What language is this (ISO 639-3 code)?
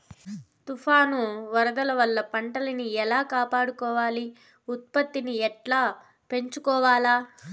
tel